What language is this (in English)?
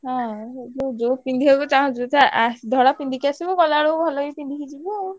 Odia